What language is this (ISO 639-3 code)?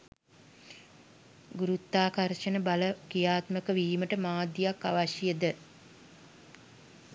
sin